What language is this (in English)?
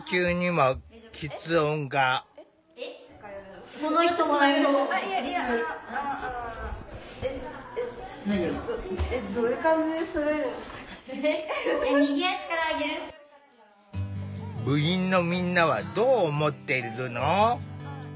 Japanese